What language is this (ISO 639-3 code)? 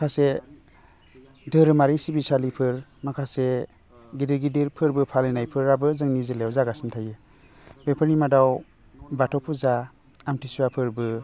brx